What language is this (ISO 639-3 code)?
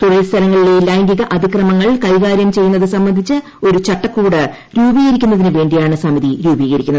mal